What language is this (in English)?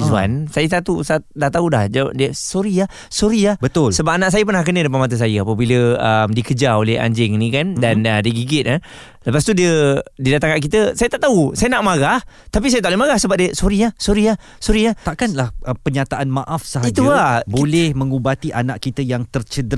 Malay